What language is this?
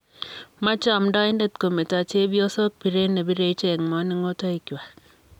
Kalenjin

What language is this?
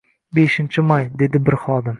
Uzbek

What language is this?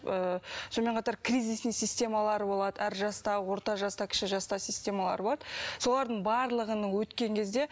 Kazakh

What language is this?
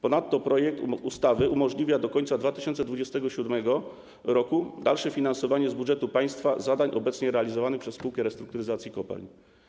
Polish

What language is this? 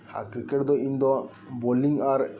Santali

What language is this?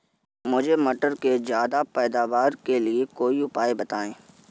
Hindi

